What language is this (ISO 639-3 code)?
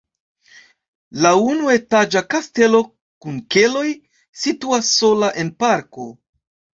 epo